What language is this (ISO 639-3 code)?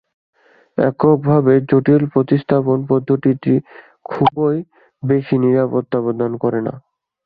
ben